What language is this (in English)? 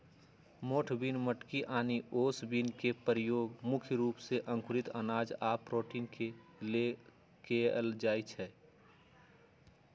Magahi